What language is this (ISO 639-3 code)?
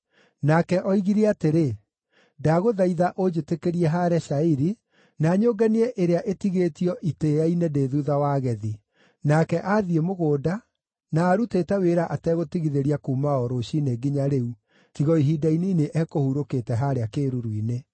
kik